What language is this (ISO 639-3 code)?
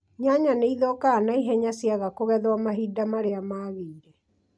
kik